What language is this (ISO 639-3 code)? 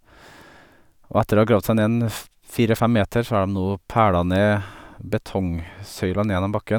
nor